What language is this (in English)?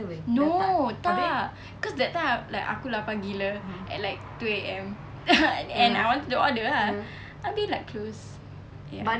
English